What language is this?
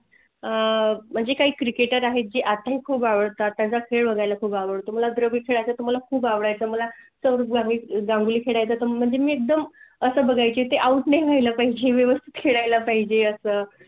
Marathi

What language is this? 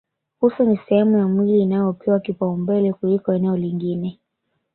Swahili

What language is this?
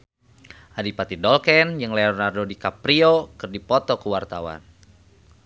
Sundanese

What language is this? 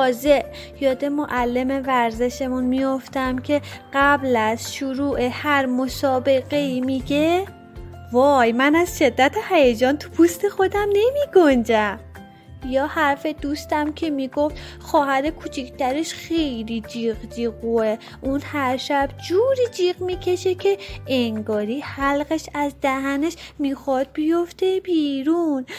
Persian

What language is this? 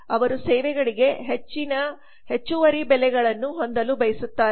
Kannada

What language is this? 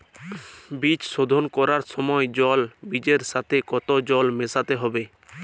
Bangla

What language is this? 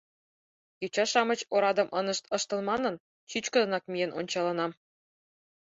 Mari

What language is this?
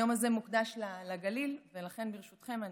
Hebrew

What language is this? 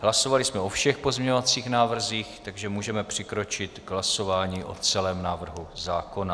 Czech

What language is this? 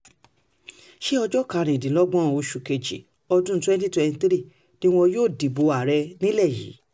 Yoruba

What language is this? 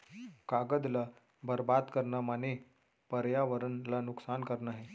Chhattisgarhi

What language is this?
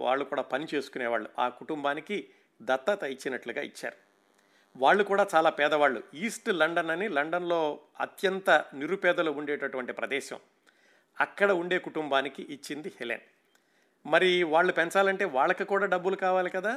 Telugu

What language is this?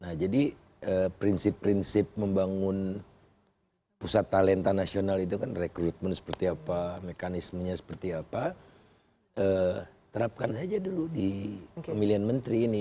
Indonesian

